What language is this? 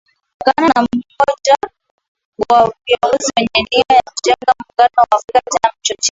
Swahili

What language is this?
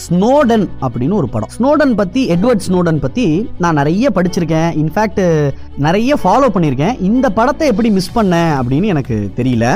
Tamil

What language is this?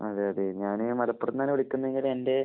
Malayalam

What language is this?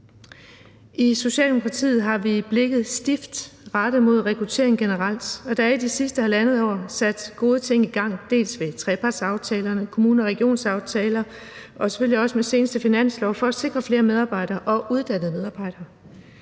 Danish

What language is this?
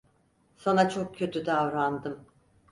Turkish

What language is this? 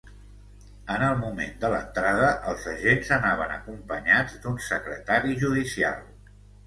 Catalan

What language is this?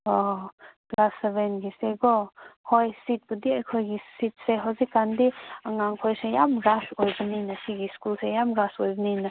Manipuri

